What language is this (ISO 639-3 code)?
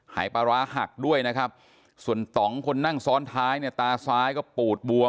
tha